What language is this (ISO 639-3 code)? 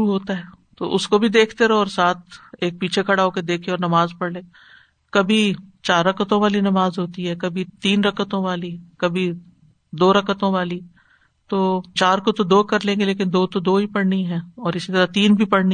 urd